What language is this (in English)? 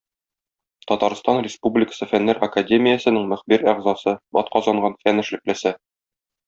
Tatar